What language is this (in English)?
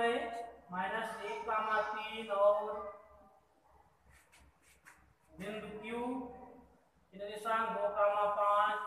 Hindi